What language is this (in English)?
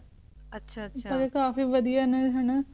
Punjabi